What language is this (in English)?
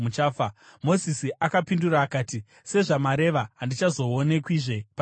Shona